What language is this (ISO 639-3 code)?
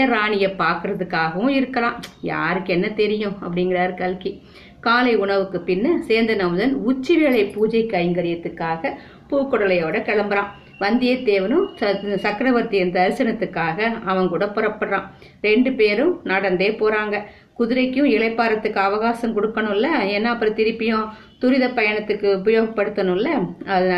tam